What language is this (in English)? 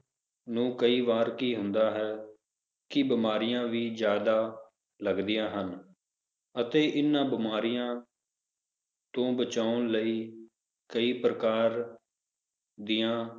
Punjabi